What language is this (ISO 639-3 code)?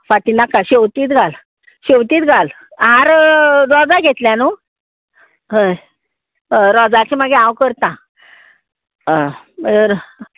kok